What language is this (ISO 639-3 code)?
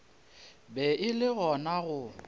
nso